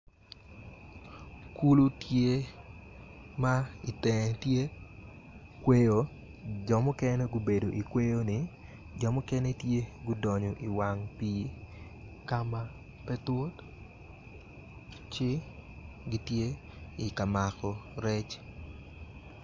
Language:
Acoli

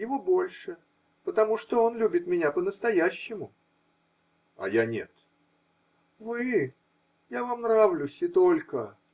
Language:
Russian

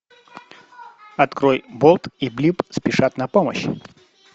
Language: Russian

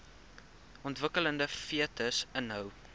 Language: Afrikaans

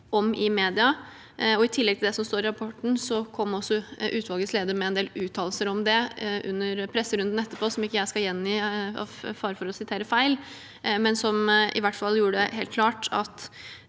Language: Norwegian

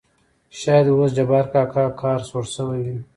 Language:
Pashto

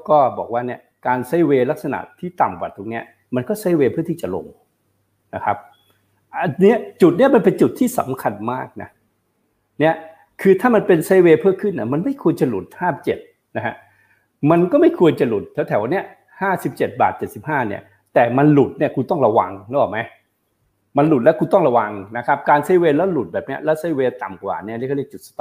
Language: Thai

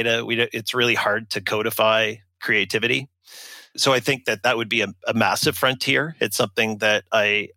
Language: English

